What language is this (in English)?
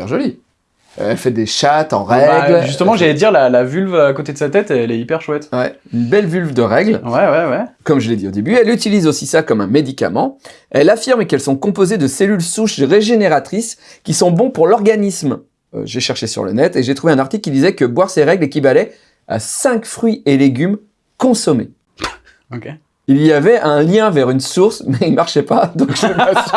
French